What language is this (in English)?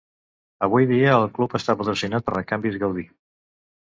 Catalan